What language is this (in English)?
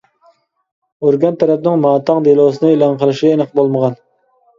Uyghur